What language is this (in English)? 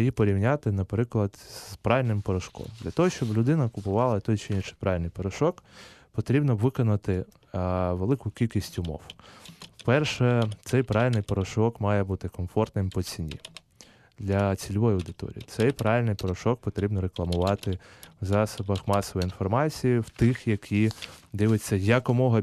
Ukrainian